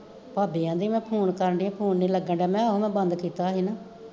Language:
Punjabi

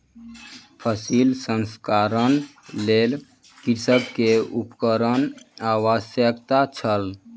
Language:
Maithili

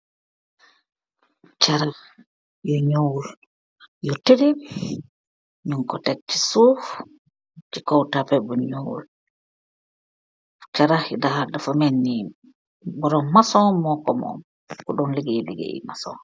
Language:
Wolof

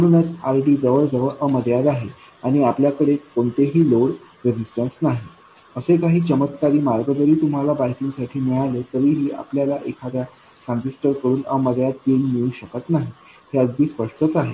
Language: Marathi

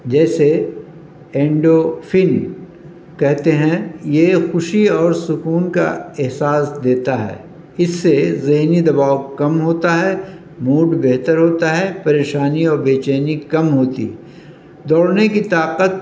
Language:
Urdu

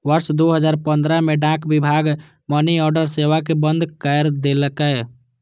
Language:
Maithili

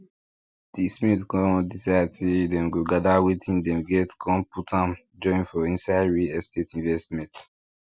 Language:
Nigerian Pidgin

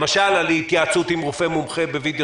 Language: Hebrew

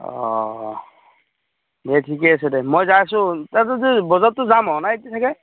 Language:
Assamese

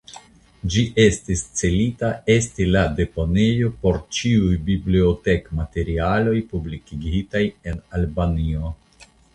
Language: Esperanto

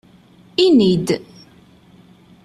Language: Kabyle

